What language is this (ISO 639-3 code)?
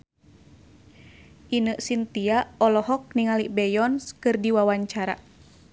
sun